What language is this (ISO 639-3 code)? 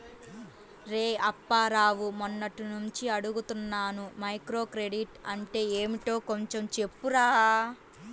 tel